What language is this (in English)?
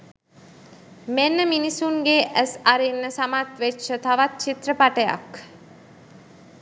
Sinhala